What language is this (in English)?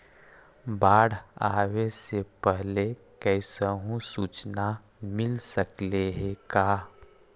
Magahi